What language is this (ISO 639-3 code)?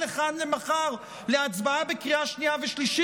heb